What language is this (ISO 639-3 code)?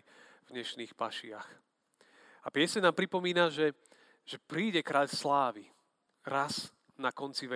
slk